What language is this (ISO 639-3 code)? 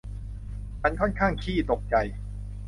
tha